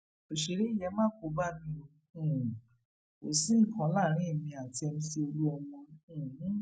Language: Yoruba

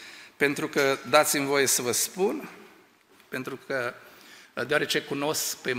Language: Romanian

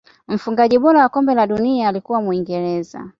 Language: Swahili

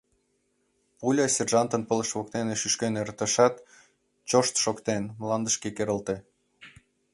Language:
Mari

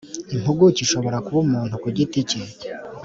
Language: Kinyarwanda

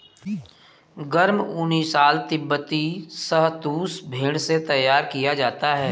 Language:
Hindi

